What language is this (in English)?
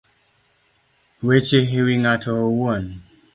Luo (Kenya and Tanzania)